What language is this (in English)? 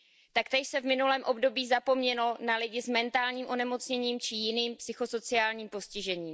Czech